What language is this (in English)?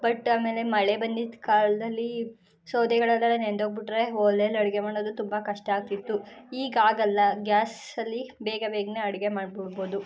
Kannada